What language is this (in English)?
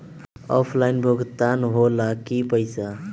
Magahi